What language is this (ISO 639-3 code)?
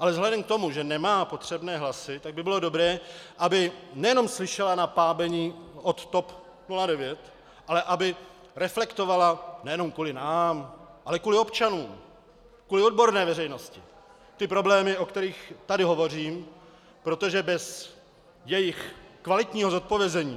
ces